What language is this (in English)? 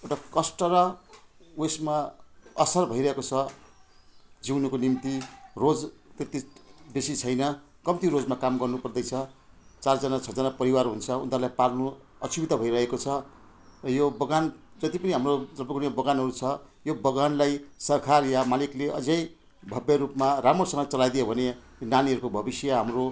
Nepali